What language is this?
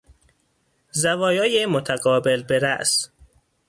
Persian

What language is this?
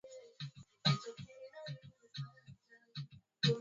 Swahili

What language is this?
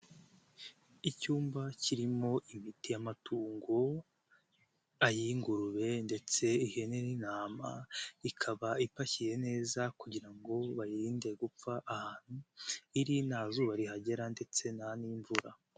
Kinyarwanda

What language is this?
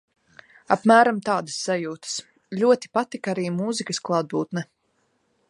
Latvian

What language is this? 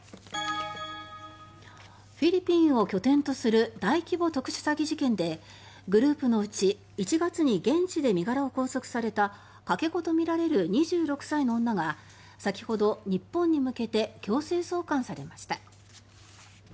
Japanese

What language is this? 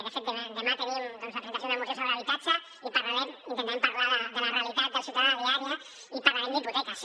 Catalan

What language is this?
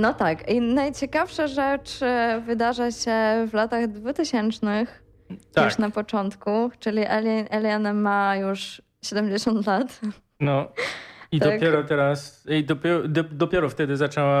Polish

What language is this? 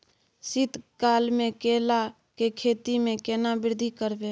Maithili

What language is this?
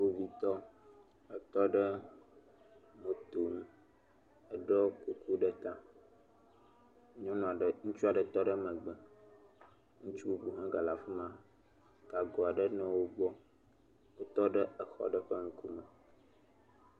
Ewe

